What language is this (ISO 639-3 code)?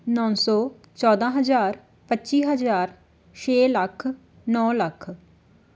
pan